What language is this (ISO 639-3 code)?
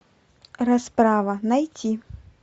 rus